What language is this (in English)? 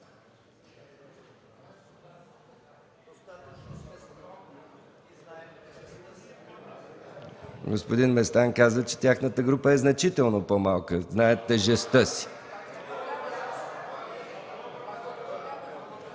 Bulgarian